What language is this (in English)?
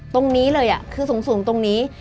Thai